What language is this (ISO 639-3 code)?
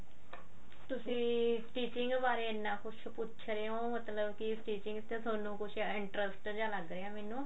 pan